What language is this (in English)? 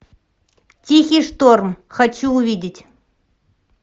Russian